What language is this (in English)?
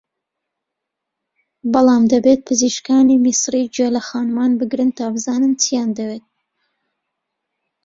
Central Kurdish